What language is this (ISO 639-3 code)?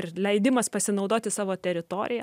lit